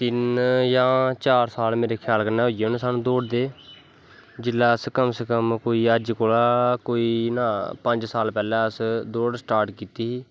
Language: Dogri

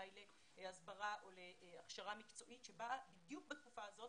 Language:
Hebrew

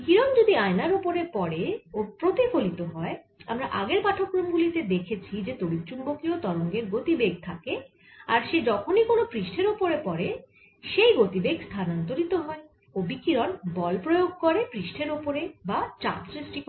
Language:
Bangla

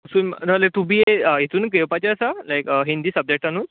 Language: Konkani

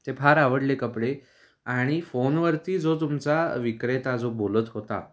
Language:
Marathi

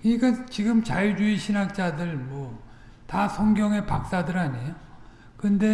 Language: Korean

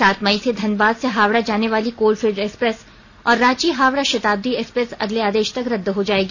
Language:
Hindi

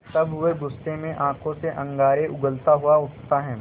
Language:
Hindi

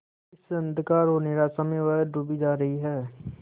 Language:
Hindi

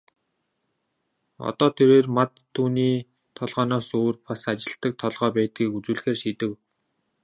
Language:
Mongolian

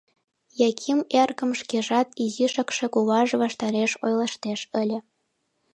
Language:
Mari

